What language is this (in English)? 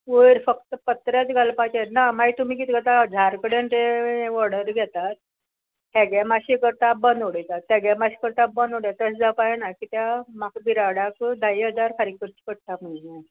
Konkani